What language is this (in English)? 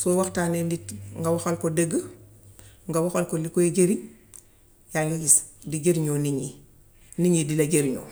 Gambian Wolof